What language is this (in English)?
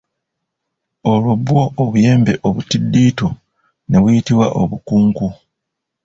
Ganda